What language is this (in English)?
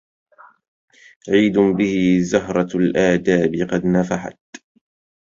Arabic